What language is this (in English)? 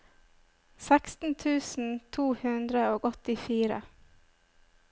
Norwegian